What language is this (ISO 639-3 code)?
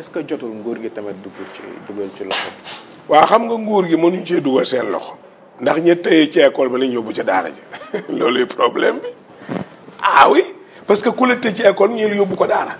fra